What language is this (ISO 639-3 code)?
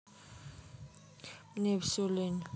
rus